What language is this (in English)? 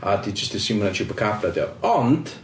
Welsh